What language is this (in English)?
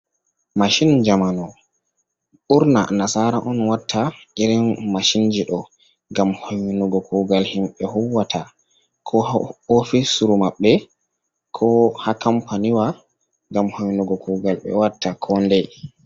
Fula